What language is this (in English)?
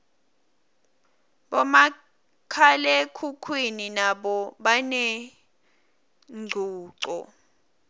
Swati